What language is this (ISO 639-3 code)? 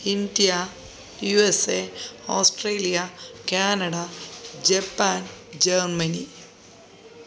mal